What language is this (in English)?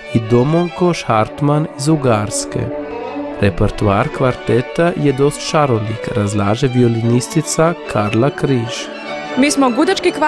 Croatian